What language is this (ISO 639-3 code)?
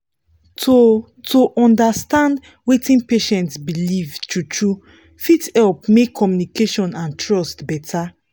pcm